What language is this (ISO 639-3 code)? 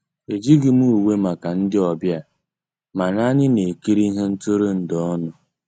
ibo